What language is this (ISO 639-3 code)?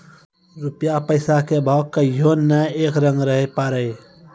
mai